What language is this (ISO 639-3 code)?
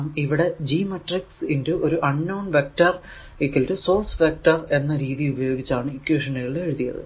mal